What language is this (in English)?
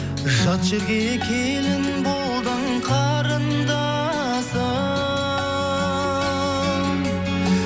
Kazakh